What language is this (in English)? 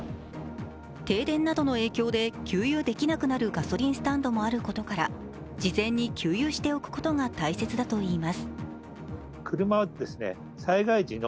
Japanese